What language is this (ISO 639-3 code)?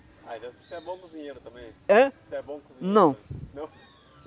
por